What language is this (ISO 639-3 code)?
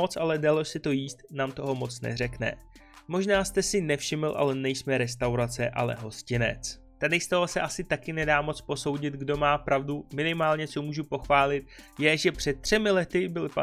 ces